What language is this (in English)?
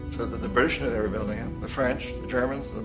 English